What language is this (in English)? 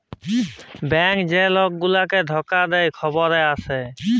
Bangla